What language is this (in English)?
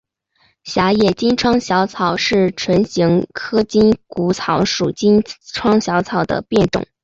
Chinese